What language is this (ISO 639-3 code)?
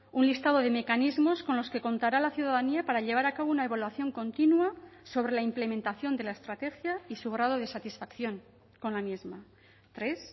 spa